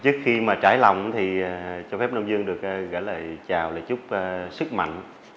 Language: Vietnamese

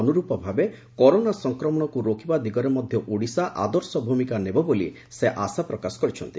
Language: Odia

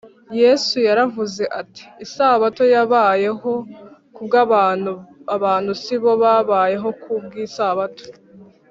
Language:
Kinyarwanda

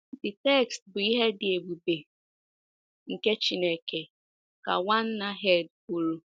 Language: Igbo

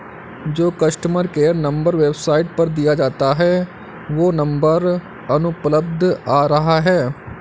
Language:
Hindi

